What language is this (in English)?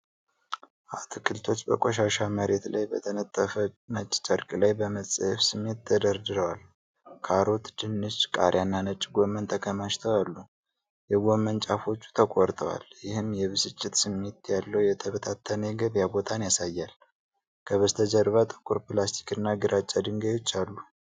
Amharic